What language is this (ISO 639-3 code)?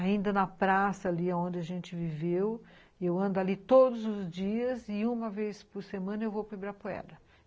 por